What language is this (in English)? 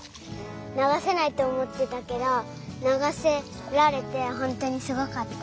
Japanese